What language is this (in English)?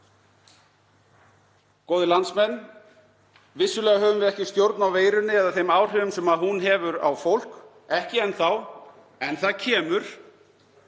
Icelandic